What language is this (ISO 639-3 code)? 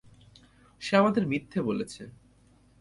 ben